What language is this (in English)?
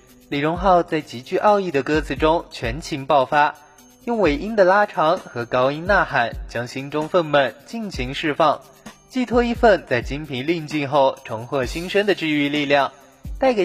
Chinese